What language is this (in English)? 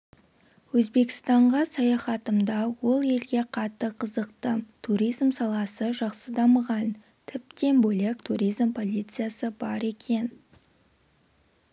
Kazakh